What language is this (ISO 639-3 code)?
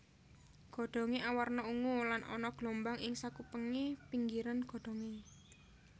jav